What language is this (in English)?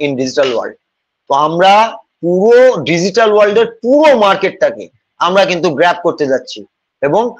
Bangla